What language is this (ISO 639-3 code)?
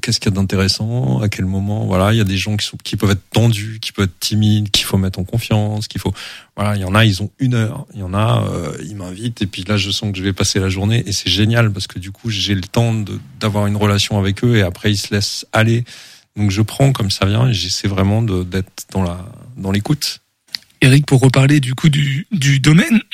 fra